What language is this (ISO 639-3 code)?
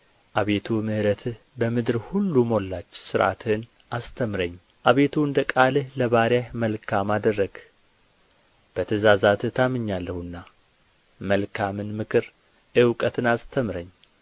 amh